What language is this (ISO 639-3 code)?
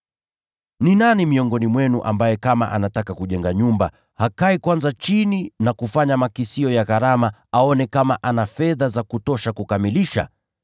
swa